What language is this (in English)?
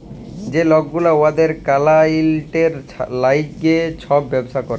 Bangla